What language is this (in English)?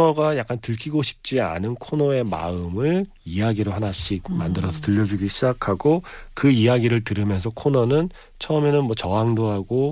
Korean